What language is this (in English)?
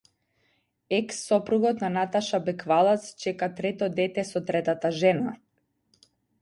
Macedonian